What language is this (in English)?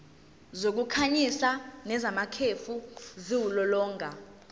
Zulu